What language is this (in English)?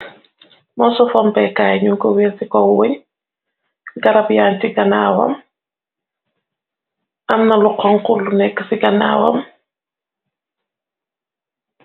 Wolof